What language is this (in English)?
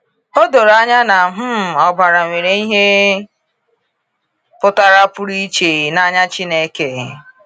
Igbo